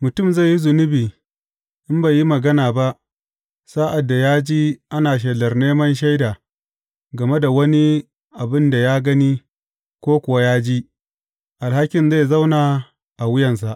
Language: Hausa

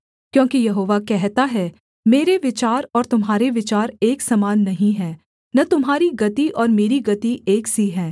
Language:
Hindi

